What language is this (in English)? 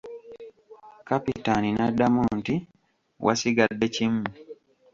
Ganda